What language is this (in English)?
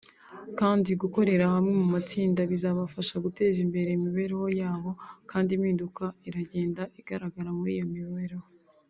Kinyarwanda